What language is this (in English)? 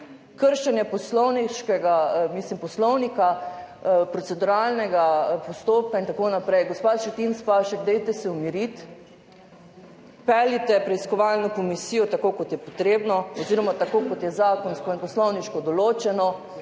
Slovenian